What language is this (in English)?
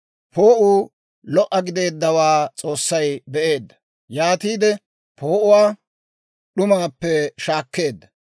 Dawro